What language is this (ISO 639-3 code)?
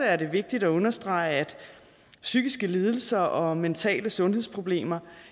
dan